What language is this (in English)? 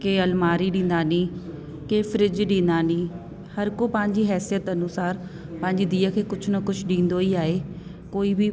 Sindhi